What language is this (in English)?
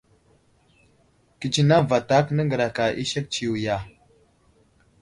Wuzlam